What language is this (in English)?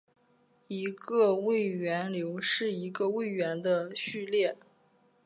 Chinese